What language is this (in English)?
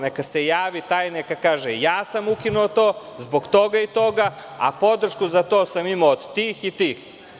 Serbian